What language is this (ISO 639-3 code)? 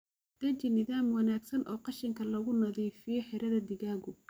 som